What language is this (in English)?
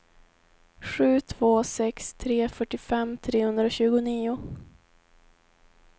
Swedish